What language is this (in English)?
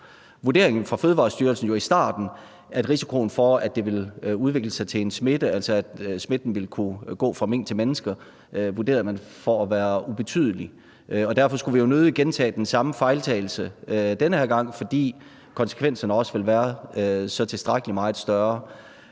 Danish